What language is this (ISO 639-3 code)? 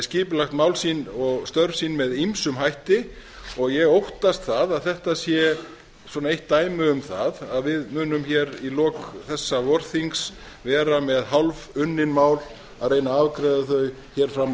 isl